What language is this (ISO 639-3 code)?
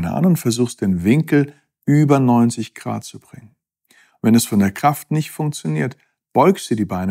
deu